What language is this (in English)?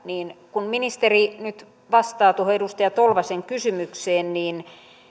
Finnish